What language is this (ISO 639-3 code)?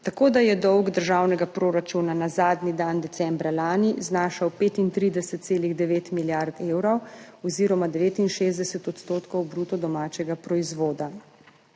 slv